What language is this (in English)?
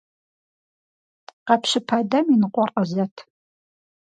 Kabardian